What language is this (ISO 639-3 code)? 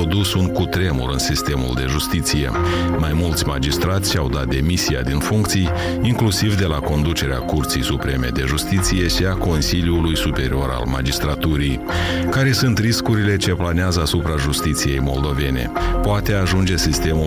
ron